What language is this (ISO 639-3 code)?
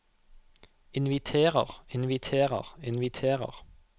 nor